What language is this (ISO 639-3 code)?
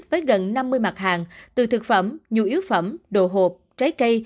vie